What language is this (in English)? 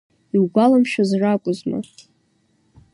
Abkhazian